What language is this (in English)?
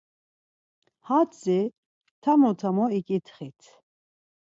Laz